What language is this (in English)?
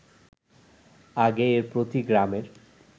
Bangla